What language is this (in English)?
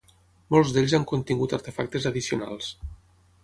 Catalan